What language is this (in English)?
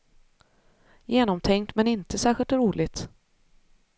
Swedish